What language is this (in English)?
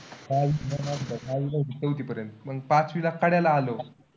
Marathi